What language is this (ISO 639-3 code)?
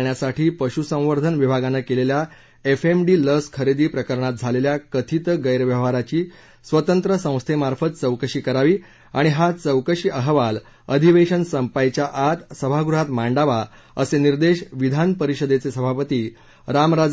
mar